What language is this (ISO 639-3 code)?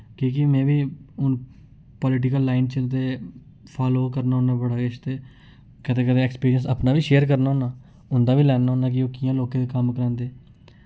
doi